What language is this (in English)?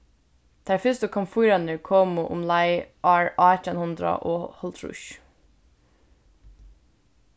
Faroese